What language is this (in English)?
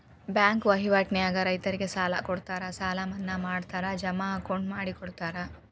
Kannada